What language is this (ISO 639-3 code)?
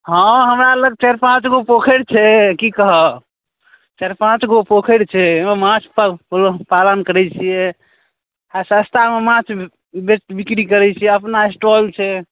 mai